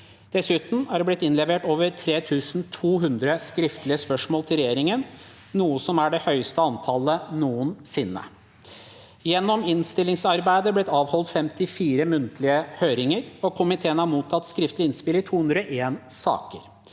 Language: Norwegian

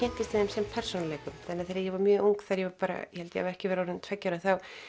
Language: Icelandic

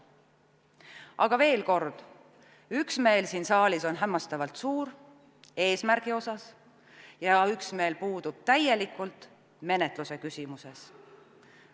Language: Estonian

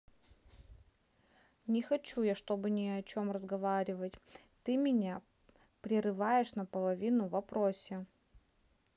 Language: Russian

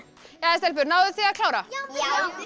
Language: Icelandic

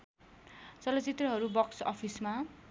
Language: Nepali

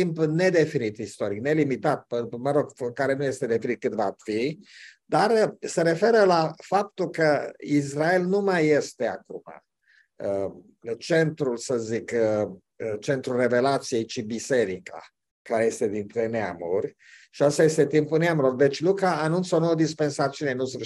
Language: Romanian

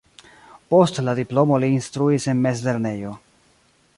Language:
Esperanto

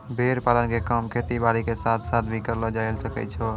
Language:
Maithili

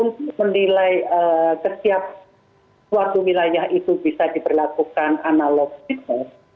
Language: Indonesian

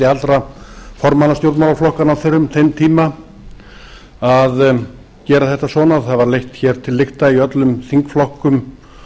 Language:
Icelandic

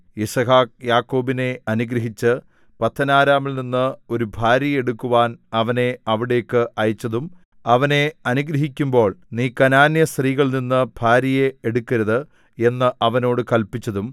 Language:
Malayalam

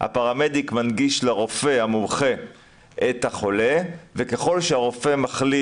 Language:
Hebrew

